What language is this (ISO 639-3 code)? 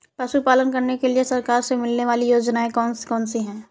hin